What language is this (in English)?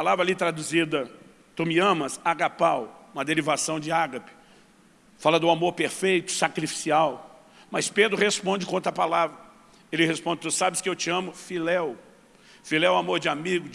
Portuguese